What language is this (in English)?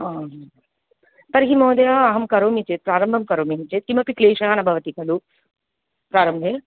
Sanskrit